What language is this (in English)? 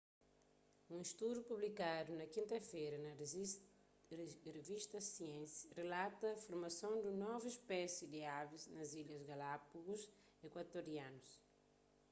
Kabuverdianu